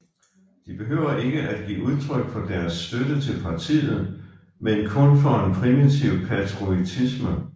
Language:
Danish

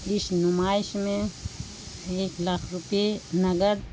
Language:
Urdu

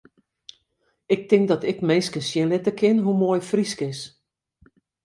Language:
Western Frisian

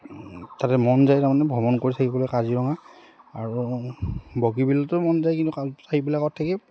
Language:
Assamese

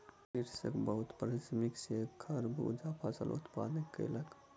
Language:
Maithili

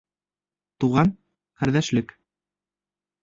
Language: Bashkir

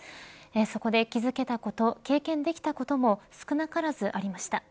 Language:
Japanese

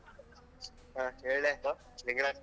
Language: Kannada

